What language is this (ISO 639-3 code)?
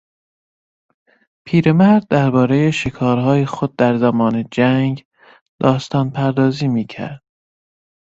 fas